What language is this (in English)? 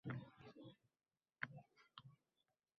Uzbek